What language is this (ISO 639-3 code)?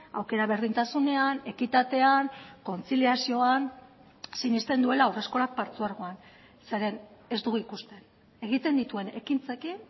eus